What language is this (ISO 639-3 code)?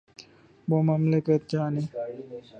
urd